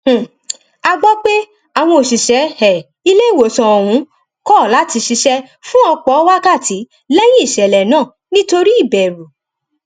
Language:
Yoruba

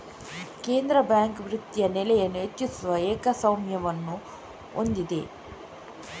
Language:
Kannada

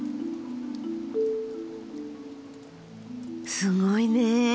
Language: Japanese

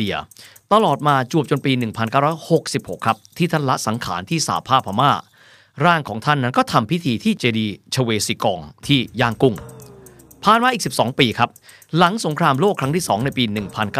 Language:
Thai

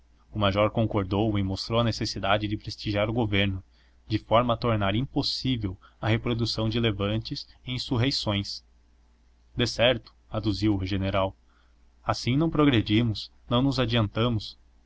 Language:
Portuguese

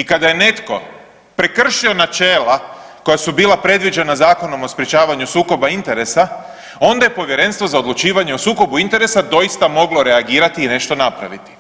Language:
Croatian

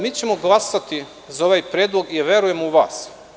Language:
Serbian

